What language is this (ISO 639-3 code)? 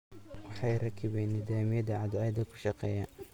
som